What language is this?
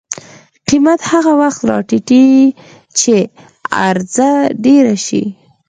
Pashto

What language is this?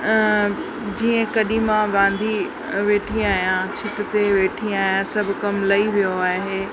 Sindhi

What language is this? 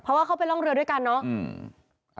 Thai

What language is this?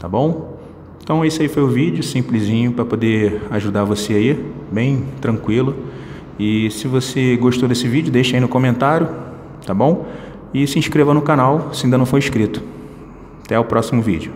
Portuguese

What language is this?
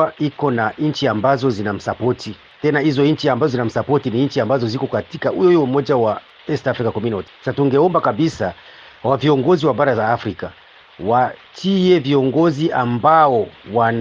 Swahili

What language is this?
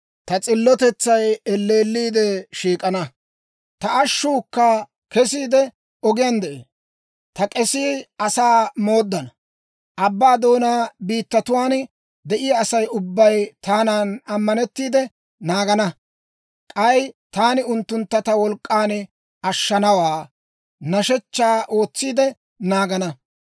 Dawro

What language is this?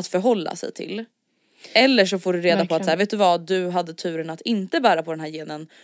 Swedish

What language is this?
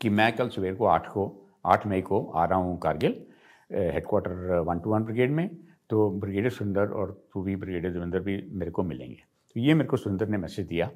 Hindi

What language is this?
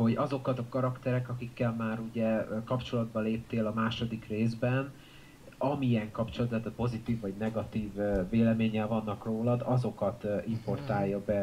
Hungarian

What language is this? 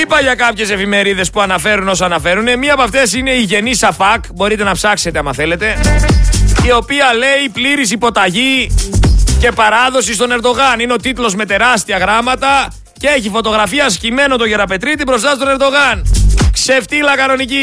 Greek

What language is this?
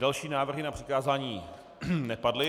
Czech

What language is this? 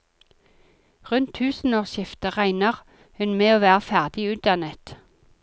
Norwegian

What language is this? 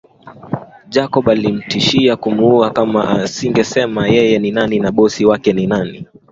Swahili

